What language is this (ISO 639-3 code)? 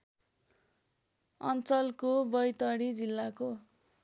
nep